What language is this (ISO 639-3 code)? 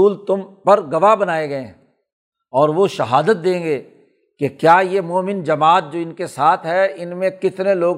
urd